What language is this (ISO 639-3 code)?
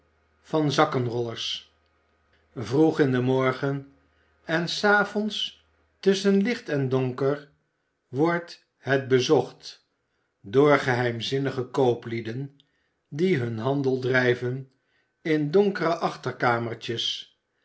nld